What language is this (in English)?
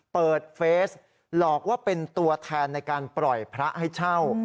Thai